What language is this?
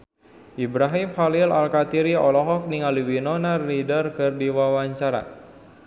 Sundanese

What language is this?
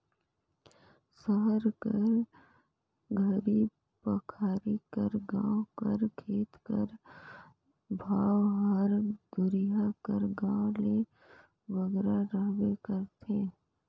Chhattisgarhi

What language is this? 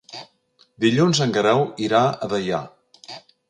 Catalan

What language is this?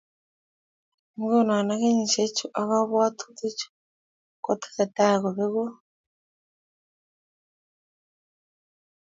Kalenjin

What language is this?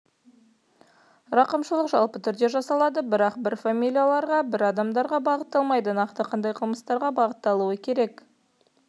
Kazakh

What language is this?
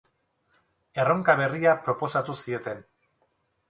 Basque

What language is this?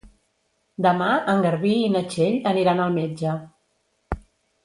Catalan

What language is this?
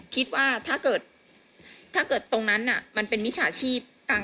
Thai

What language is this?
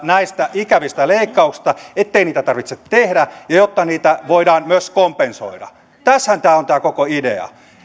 Finnish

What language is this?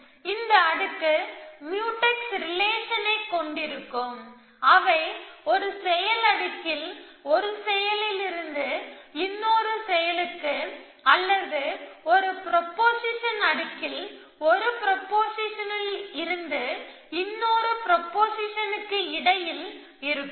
Tamil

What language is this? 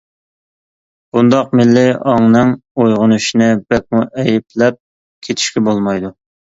Uyghur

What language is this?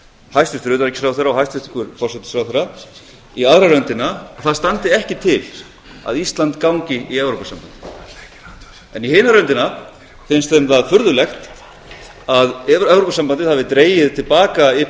Icelandic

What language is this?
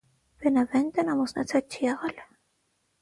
Armenian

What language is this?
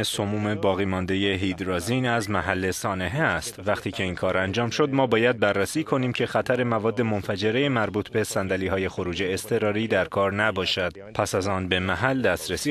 Persian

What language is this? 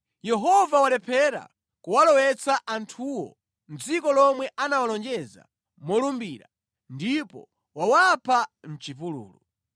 Nyanja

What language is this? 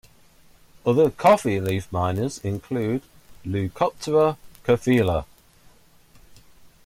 English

